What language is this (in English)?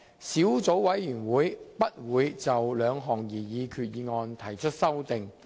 Cantonese